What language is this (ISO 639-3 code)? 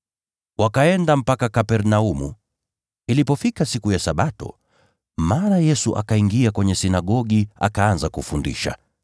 swa